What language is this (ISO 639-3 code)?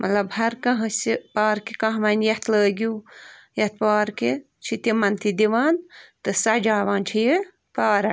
kas